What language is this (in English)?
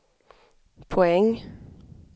Swedish